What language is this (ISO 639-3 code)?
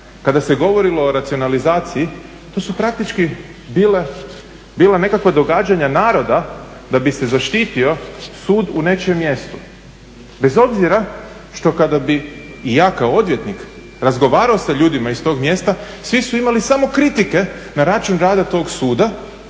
hrv